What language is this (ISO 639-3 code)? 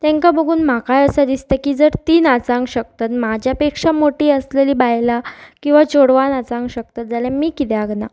kok